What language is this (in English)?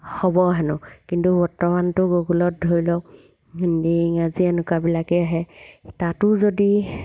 Assamese